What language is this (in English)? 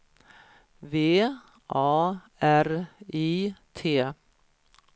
Swedish